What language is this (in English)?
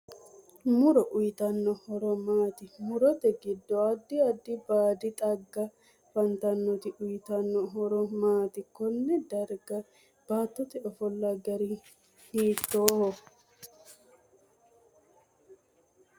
Sidamo